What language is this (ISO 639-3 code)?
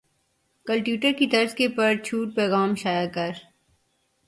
urd